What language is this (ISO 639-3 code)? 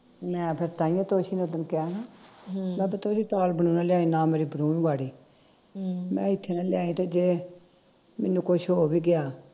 pan